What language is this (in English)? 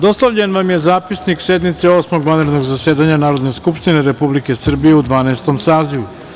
Serbian